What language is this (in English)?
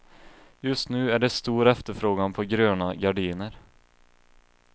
Swedish